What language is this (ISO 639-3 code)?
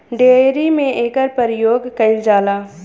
bho